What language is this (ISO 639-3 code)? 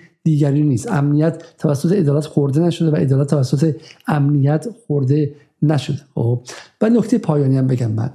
fas